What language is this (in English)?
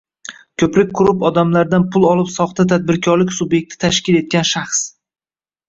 Uzbek